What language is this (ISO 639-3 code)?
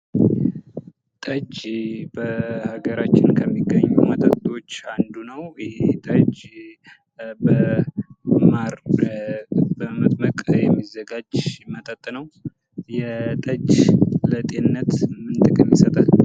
amh